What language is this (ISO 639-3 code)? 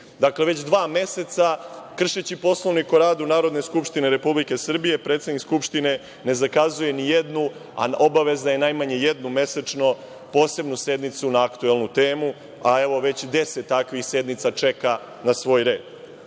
srp